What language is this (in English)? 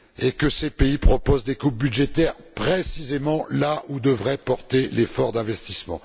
French